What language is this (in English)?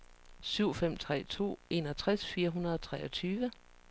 Danish